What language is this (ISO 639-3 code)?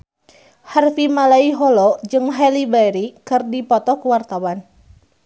sun